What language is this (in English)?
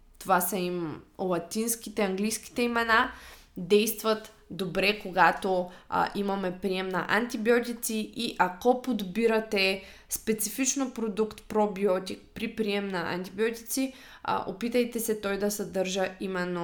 Bulgarian